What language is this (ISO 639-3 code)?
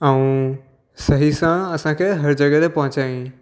snd